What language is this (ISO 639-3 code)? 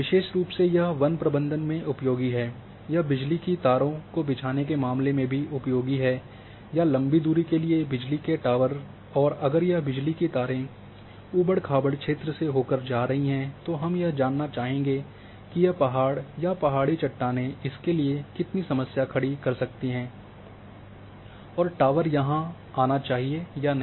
hin